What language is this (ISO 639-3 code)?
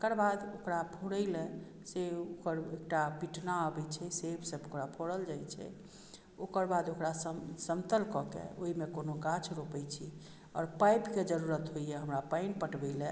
mai